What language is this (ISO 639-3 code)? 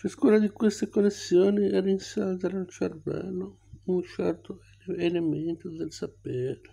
ita